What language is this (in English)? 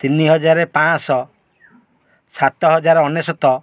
Odia